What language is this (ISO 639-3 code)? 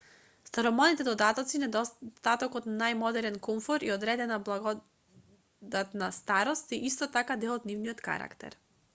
mkd